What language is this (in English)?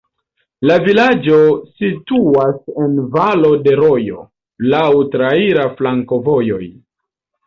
Esperanto